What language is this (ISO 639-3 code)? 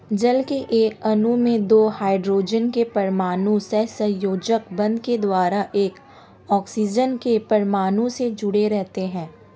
hin